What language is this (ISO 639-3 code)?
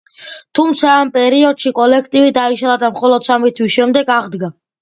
kat